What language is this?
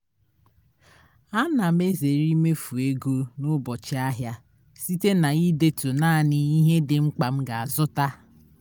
Igbo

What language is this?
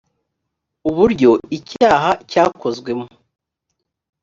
Kinyarwanda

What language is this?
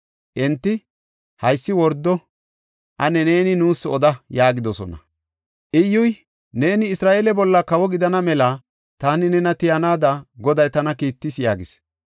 Gofa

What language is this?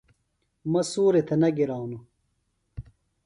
Phalura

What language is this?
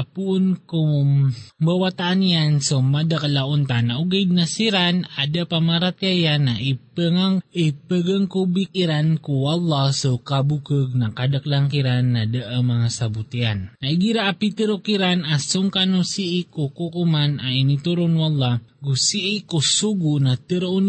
Filipino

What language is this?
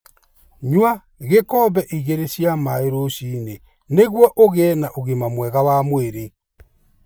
Kikuyu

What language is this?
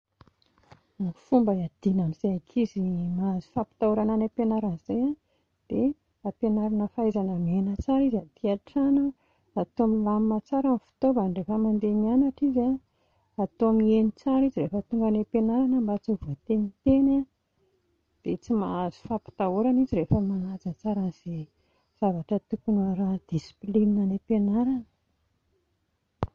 Malagasy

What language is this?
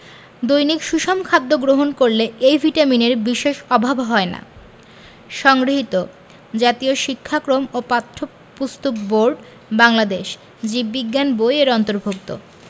Bangla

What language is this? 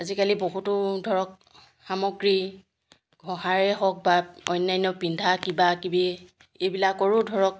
Assamese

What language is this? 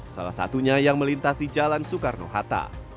Indonesian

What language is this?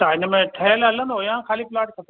Sindhi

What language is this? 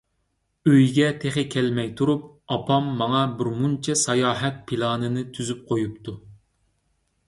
Uyghur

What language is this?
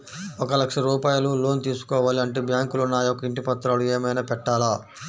Telugu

